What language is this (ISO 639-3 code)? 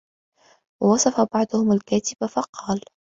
ara